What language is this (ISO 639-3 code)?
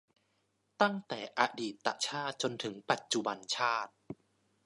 tha